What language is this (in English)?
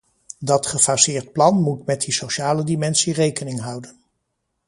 Dutch